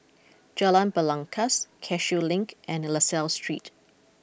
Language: English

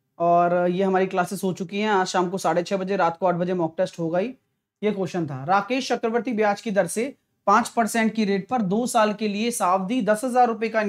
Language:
Hindi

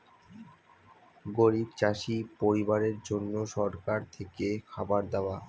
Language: Bangla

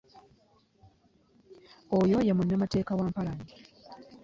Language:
Ganda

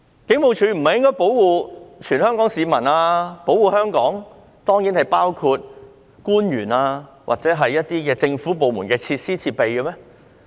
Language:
Cantonese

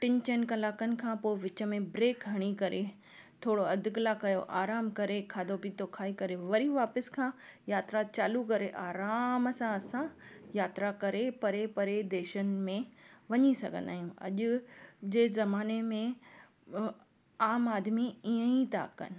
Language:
Sindhi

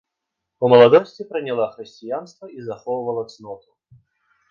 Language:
Belarusian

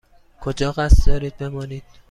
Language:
Persian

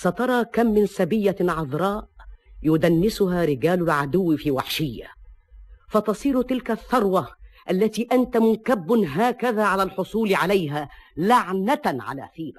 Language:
Arabic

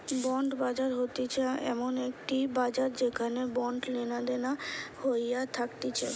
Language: Bangla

